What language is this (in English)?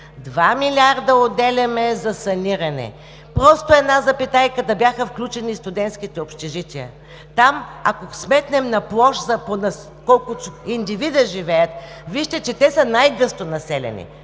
Bulgarian